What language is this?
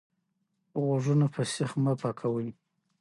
Pashto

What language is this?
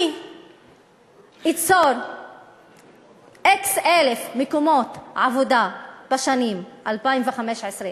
Hebrew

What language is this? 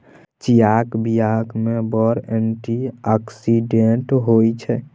Maithili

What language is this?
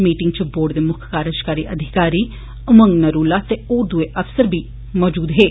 Dogri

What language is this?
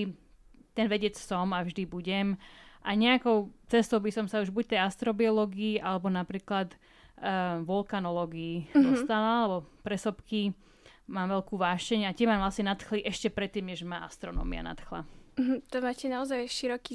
Slovak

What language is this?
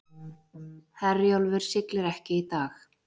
Icelandic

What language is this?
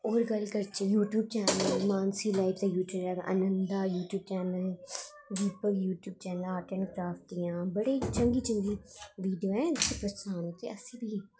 Dogri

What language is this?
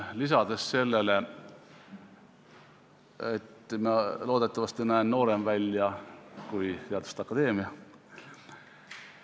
Estonian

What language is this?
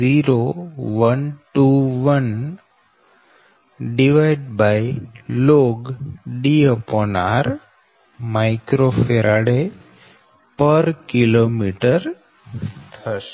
Gujarati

